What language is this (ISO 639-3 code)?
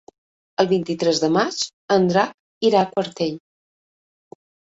cat